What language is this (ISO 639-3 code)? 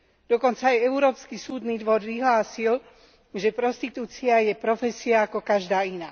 slk